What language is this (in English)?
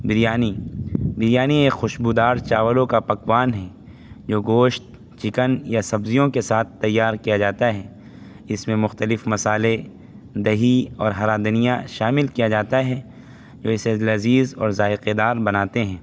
Urdu